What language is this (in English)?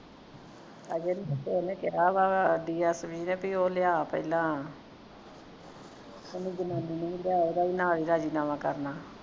Punjabi